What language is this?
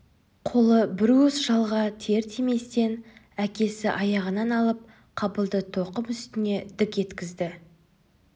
Kazakh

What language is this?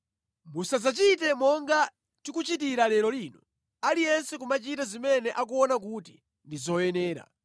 Nyanja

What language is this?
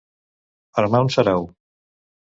Catalan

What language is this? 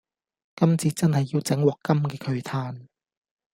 Cantonese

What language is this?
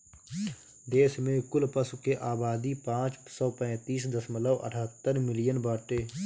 Bhojpuri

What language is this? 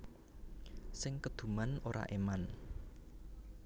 Javanese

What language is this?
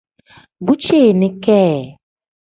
Tem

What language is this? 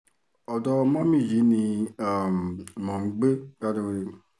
Yoruba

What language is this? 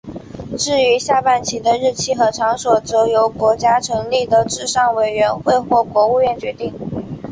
Chinese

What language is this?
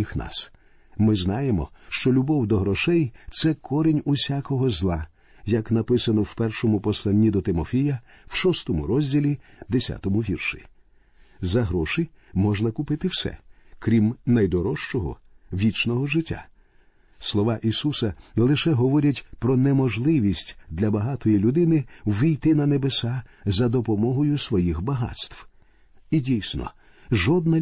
Ukrainian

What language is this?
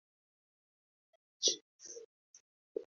Swahili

